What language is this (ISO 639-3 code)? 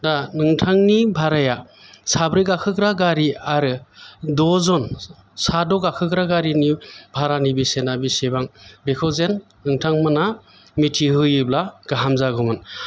brx